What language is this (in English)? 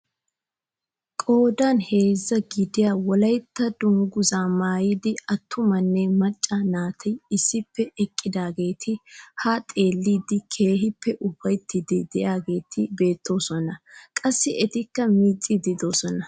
Wolaytta